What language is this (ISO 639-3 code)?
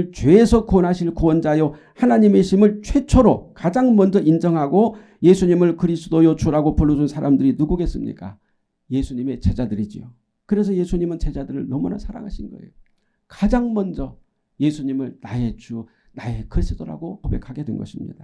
kor